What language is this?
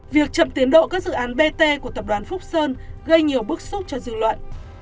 Vietnamese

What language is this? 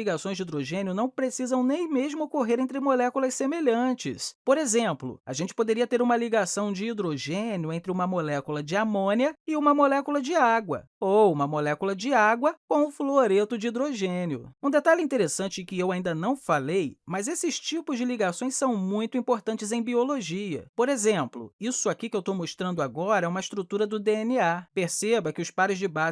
Portuguese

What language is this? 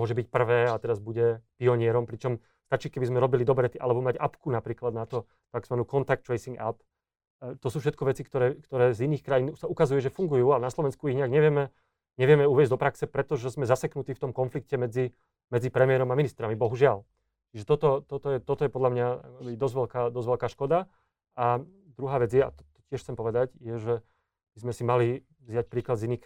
Slovak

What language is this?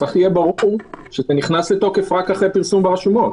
Hebrew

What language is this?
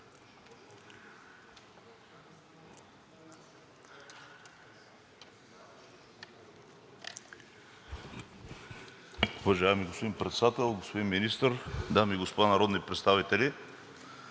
Bulgarian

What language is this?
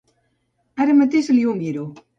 Catalan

